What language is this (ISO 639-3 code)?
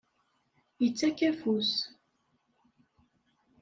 kab